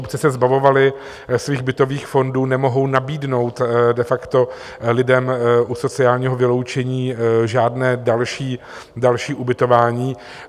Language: Czech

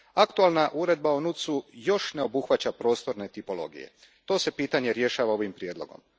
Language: Croatian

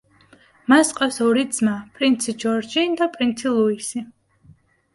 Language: Georgian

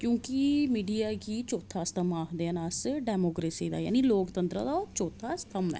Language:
Dogri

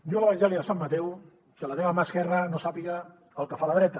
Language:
Catalan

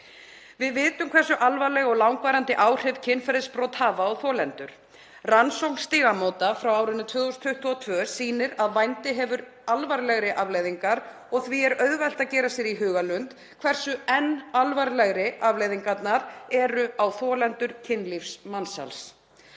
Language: Icelandic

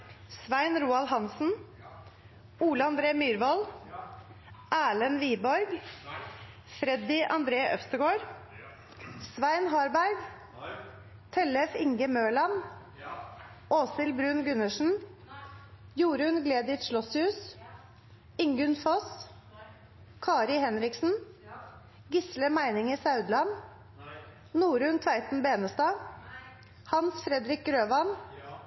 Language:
Norwegian Nynorsk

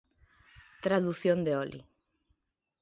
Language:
Galician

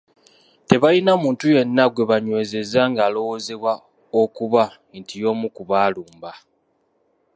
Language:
Ganda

